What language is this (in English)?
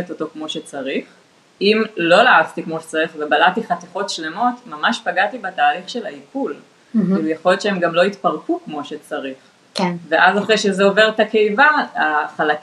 Hebrew